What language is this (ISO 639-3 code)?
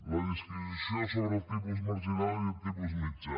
cat